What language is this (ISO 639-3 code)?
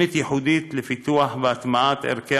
heb